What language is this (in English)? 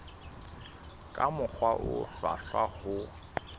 Southern Sotho